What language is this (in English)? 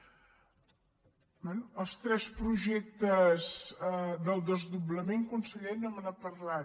Catalan